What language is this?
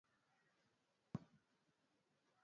Swahili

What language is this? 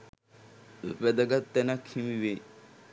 Sinhala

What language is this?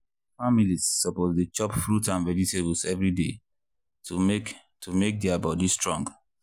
Nigerian Pidgin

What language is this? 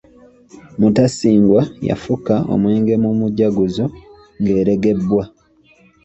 Ganda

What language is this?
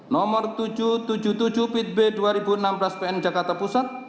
Indonesian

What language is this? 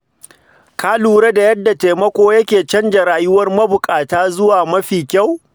Hausa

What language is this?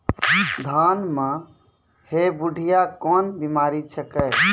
Maithili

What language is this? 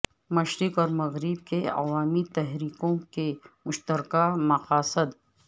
Urdu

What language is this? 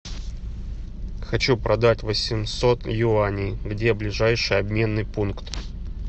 Russian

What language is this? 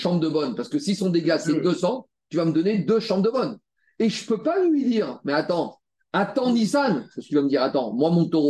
French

